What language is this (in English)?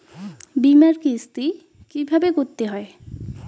Bangla